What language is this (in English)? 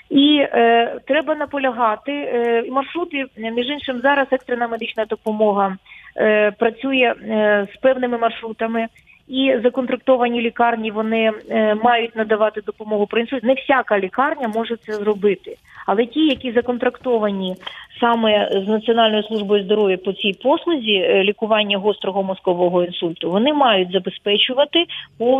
Ukrainian